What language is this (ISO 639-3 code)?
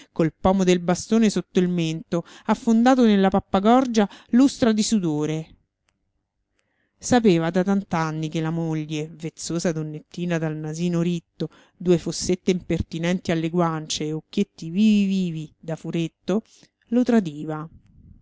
ita